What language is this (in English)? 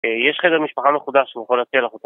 Hebrew